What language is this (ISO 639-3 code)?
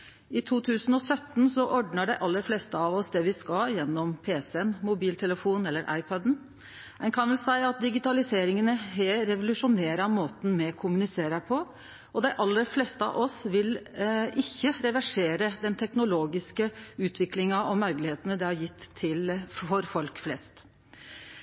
nno